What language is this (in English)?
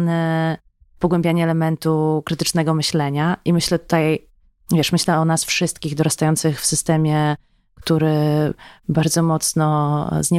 Polish